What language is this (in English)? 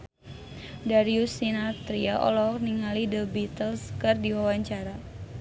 Sundanese